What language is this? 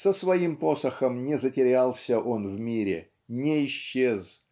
Russian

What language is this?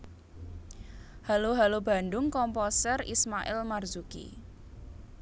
Javanese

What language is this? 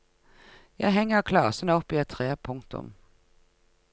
Norwegian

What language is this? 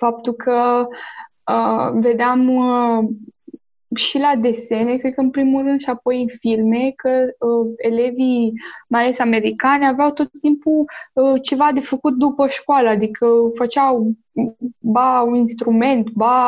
Romanian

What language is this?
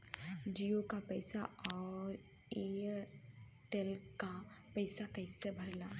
Bhojpuri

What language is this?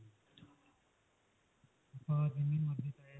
Punjabi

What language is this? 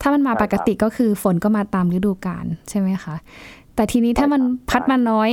Thai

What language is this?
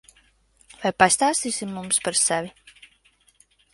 Latvian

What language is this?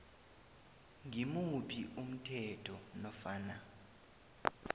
South Ndebele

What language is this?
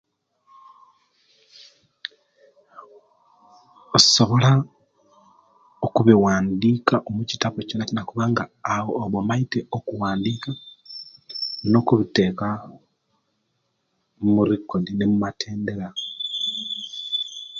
Kenyi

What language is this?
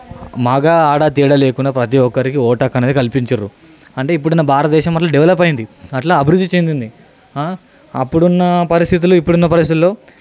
Telugu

